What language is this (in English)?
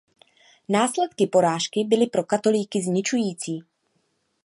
Czech